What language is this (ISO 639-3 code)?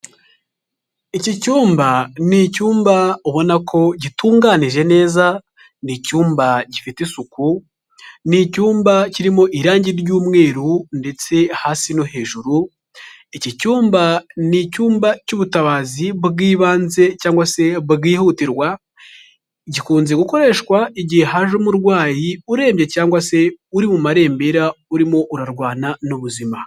kin